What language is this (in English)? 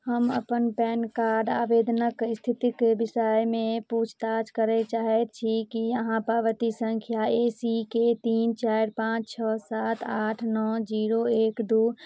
Maithili